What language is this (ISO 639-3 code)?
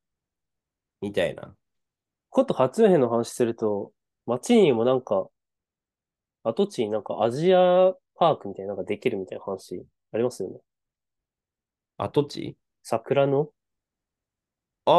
jpn